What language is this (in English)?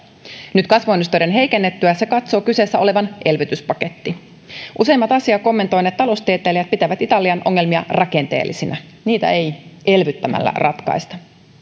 Finnish